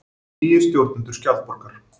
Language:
Icelandic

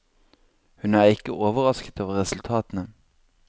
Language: Norwegian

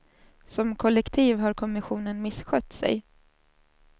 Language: Swedish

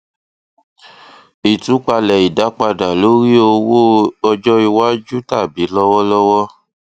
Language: Yoruba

